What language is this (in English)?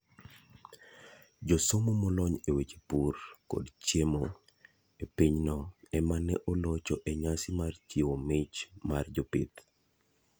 Luo (Kenya and Tanzania)